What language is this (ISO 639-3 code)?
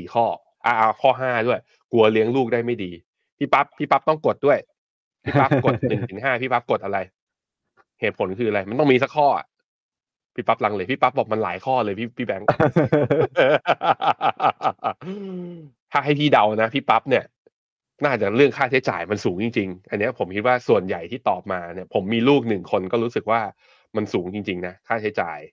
tha